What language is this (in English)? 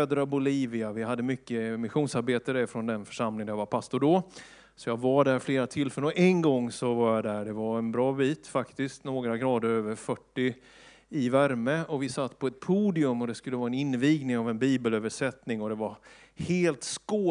Swedish